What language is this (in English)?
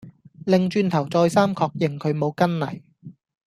Cantonese